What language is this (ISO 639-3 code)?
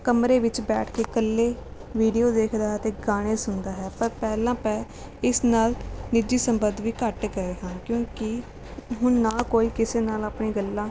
pan